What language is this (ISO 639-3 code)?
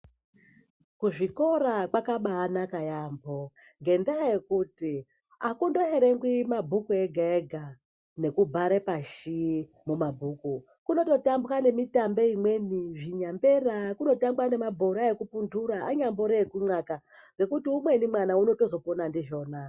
ndc